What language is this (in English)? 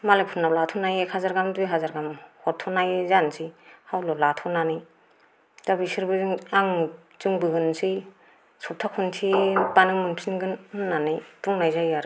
Bodo